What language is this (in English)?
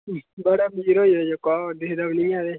Dogri